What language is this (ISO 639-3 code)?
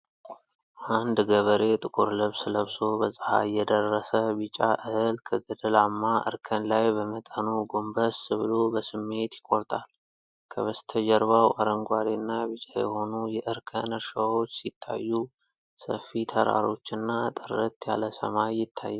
amh